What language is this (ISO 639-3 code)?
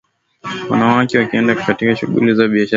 swa